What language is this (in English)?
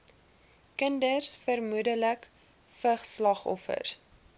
Afrikaans